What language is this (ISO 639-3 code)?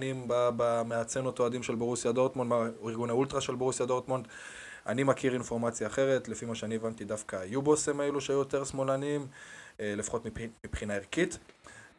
heb